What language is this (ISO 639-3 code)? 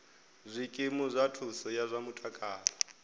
ven